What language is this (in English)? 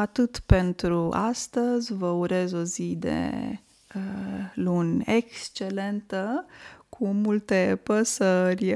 Romanian